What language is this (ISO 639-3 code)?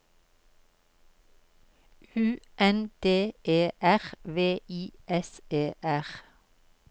nor